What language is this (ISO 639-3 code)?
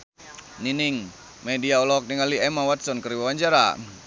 sun